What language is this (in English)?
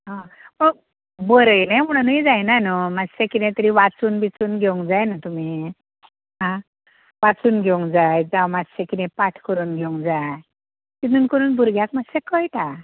Konkani